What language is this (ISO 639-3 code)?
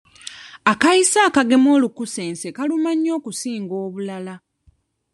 lug